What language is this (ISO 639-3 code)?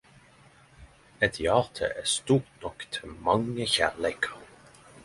nno